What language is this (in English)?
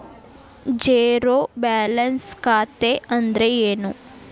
Kannada